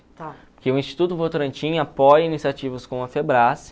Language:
Portuguese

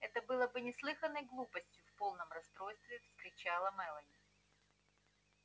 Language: Russian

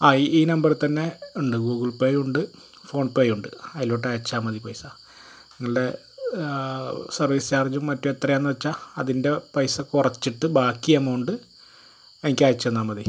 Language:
Malayalam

